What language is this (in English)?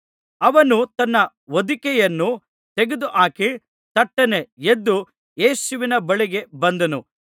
Kannada